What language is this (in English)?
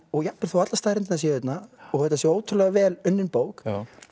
Icelandic